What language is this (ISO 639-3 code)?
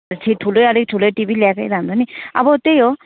nep